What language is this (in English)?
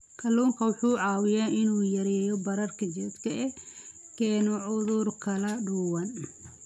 Somali